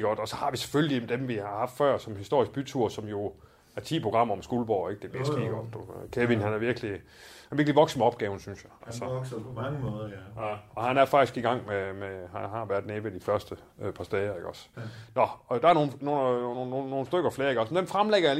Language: Danish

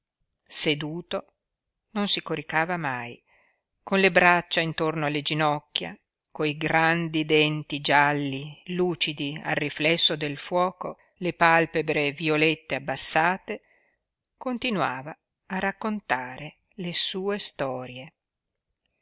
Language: Italian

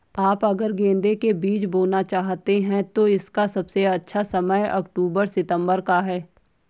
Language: Hindi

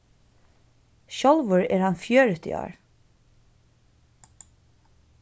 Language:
Faroese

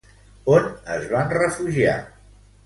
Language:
Catalan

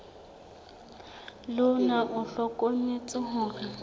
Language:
Southern Sotho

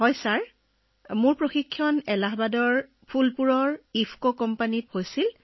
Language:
Assamese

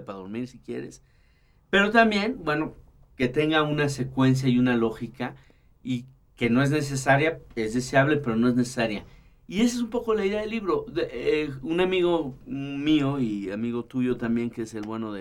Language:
Spanish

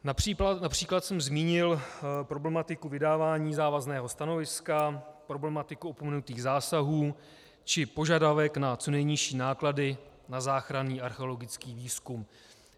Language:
Czech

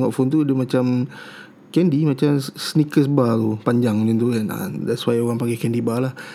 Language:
Malay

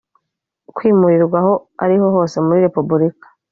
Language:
Kinyarwanda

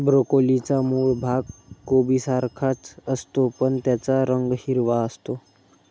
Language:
Marathi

